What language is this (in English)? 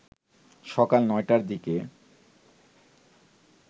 Bangla